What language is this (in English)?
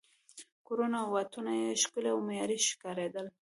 Pashto